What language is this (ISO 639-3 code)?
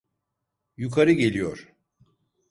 tur